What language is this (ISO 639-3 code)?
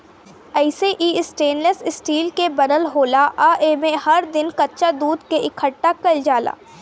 bho